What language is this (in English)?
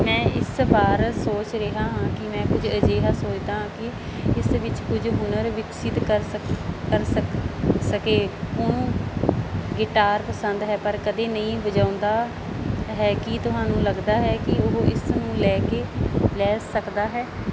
Punjabi